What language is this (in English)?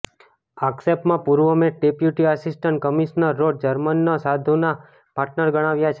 Gujarati